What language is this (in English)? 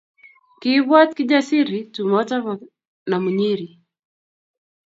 Kalenjin